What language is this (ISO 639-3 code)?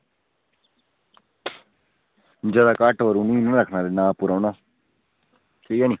doi